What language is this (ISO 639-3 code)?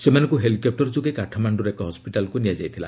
ori